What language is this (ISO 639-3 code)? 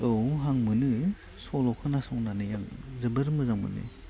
brx